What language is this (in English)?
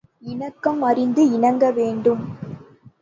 Tamil